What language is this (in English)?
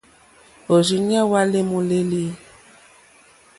Mokpwe